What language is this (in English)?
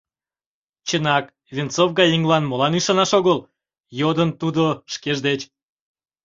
Mari